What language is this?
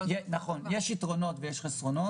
Hebrew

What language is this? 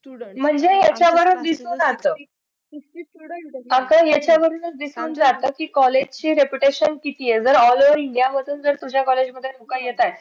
Marathi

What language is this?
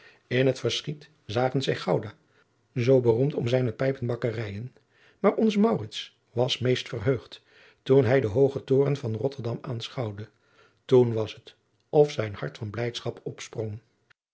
Dutch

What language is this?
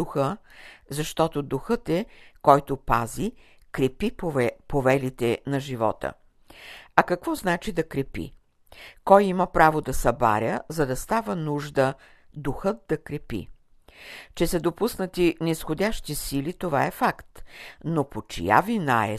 Bulgarian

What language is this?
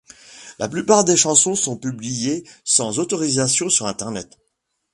French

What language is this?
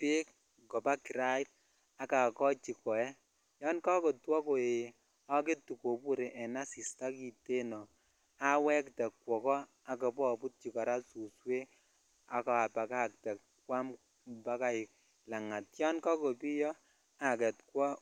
Kalenjin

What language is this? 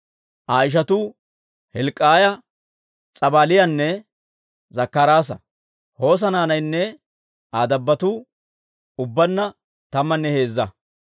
Dawro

